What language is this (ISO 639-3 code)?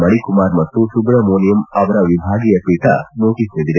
kan